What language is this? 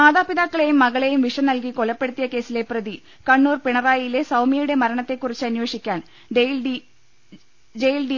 Malayalam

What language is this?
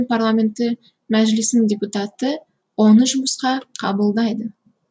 Kazakh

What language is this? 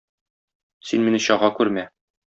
Tatar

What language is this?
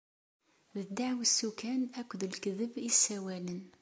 Kabyle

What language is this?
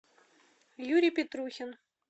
Russian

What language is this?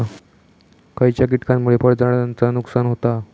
Marathi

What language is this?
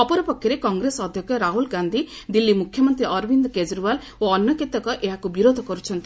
Odia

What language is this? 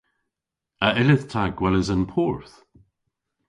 Cornish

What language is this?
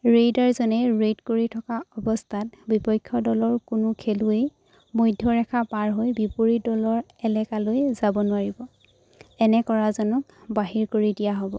Assamese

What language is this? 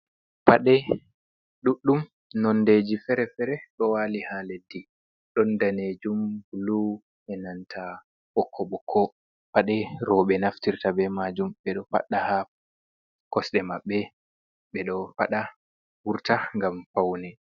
Fula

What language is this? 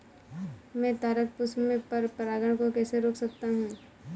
Hindi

